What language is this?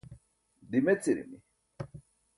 Burushaski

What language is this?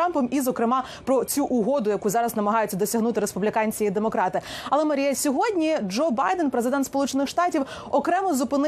Ukrainian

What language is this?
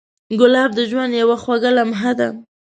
Pashto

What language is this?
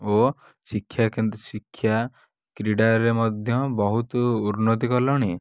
Odia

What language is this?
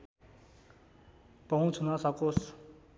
Nepali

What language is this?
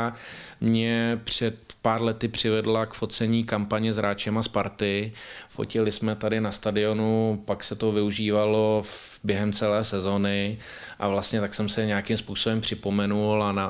Czech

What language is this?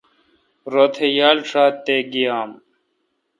Kalkoti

